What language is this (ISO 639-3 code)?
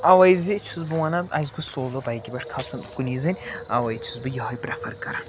kas